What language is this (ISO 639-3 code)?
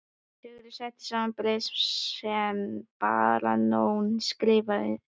isl